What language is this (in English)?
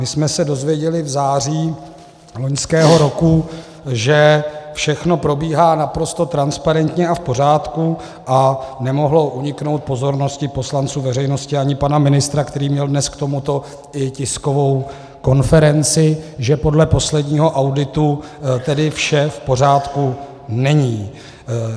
Czech